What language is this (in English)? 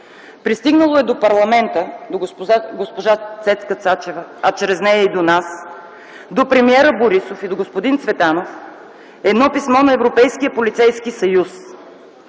Bulgarian